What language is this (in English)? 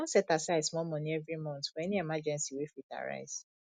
Nigerian Pidgin